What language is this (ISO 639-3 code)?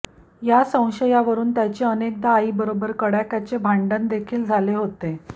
mar